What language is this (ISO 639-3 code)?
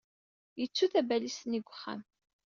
kab